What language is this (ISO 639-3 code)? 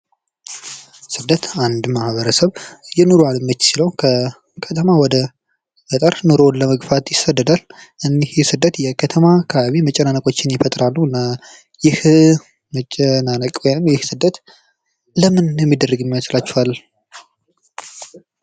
amh